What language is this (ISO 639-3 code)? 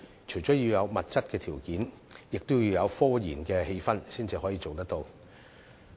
yue